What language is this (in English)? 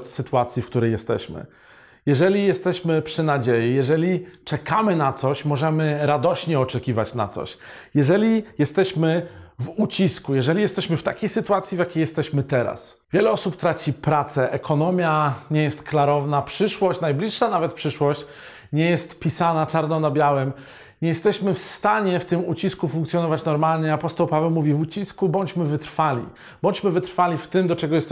Polish